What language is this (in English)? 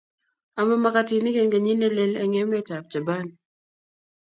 Kalenjin